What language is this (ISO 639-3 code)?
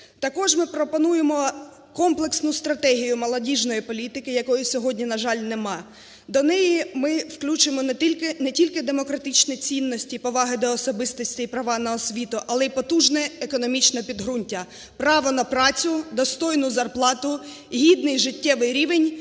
ukr